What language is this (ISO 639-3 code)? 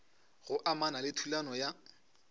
nso